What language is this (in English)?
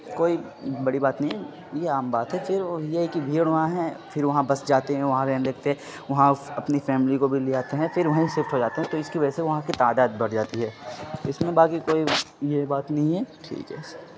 Urdu